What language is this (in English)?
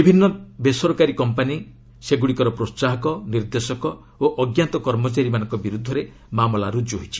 Odia